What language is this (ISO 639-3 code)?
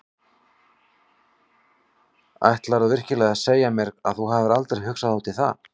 isl